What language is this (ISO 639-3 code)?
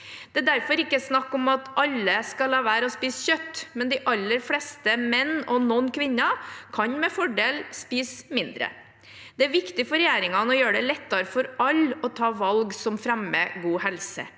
nor